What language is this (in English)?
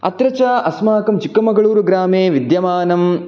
Sanskrit